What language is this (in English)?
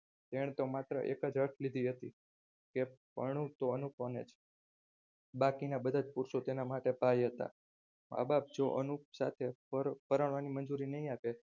Gujarati